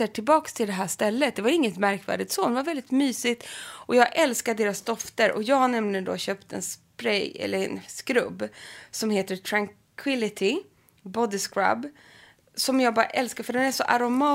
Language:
Swedish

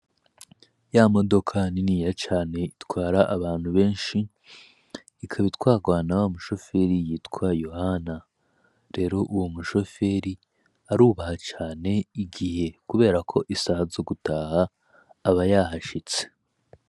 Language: Rundi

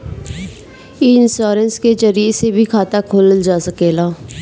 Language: Bhojpuri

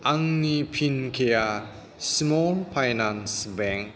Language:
Bodo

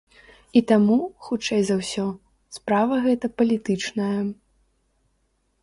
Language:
Belarusian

